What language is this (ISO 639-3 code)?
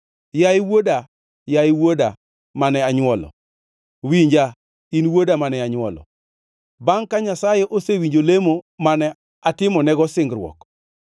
luo